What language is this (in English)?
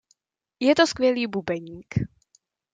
Czech